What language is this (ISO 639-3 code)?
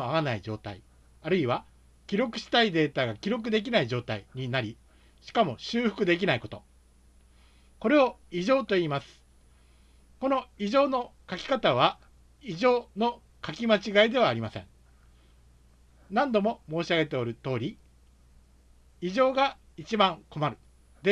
jpn